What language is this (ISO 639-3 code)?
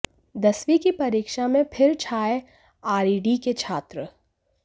hin